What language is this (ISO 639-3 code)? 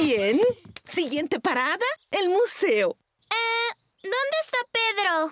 spa